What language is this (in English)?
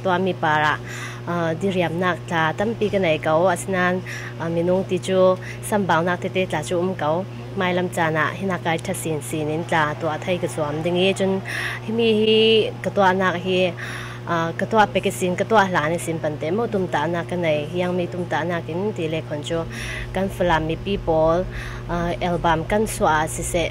Thai